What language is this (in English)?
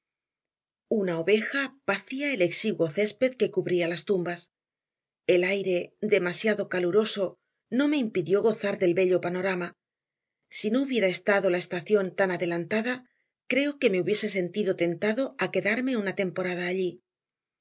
Spanish